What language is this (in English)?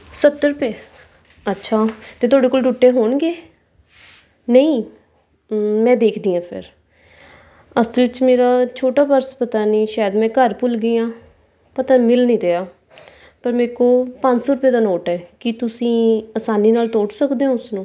Punjabi